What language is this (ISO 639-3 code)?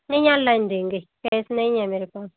hin